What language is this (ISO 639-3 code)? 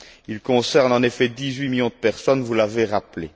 fra